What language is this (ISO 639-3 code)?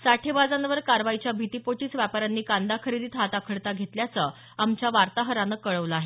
mar